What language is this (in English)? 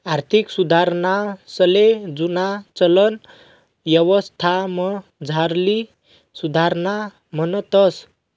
Marathi